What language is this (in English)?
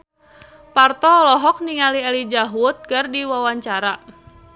Sundanese